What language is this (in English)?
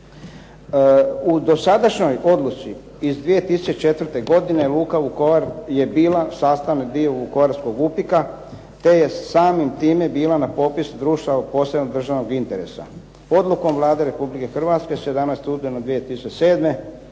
Croatian